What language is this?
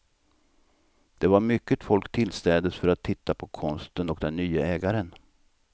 Swedish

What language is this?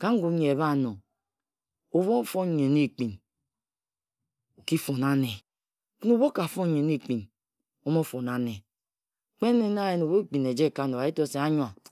Ejagham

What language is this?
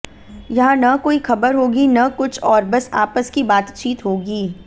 Hindi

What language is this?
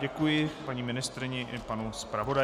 Czech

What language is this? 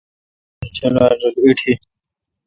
Kalkoti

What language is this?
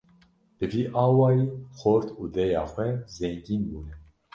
Kurdish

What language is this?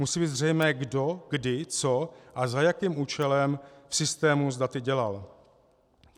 Czech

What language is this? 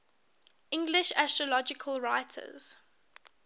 English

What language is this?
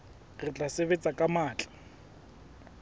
Southern Sotho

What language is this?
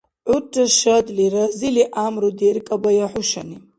Dargwa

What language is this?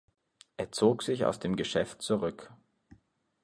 German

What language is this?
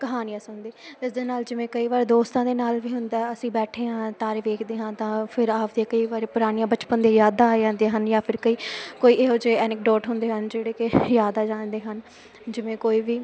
Punjabi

